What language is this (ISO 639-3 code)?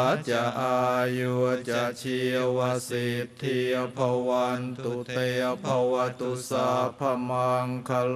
tha